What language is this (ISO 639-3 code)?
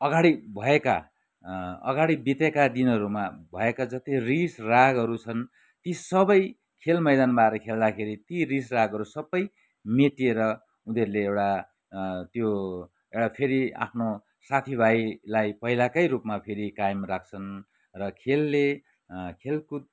nep